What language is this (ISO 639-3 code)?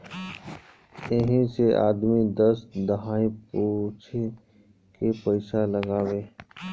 bho